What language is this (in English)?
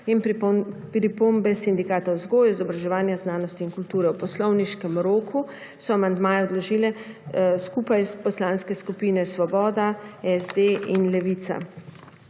Slovenian